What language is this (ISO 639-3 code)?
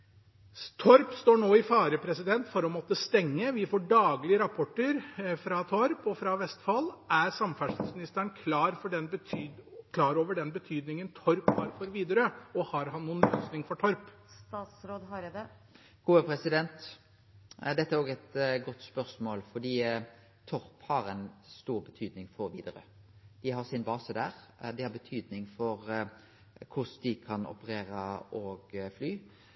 nor